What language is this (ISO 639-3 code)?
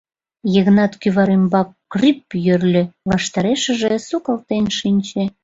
chm